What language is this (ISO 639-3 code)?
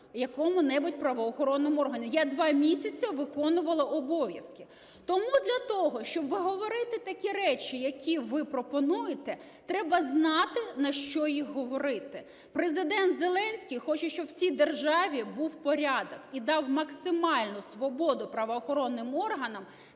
ukr